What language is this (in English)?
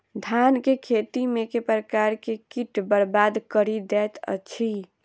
Maithili